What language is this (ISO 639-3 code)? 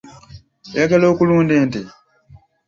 lug